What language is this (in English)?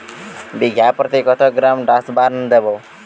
Bangla